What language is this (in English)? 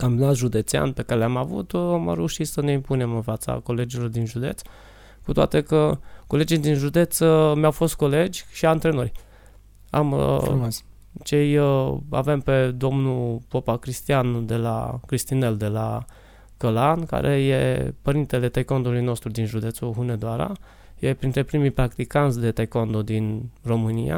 Romanian